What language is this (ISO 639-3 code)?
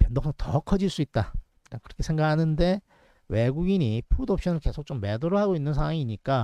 kor